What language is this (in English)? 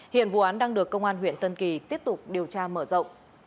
Vietnamese